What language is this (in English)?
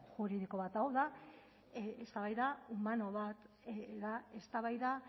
Basque